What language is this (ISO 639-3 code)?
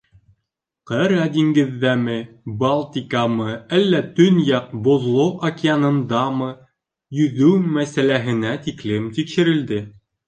bak